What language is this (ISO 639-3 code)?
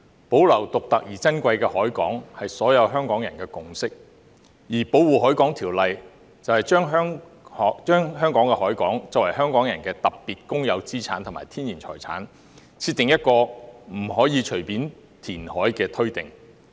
yue